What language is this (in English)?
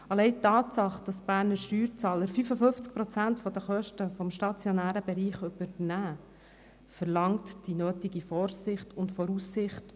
Swiss German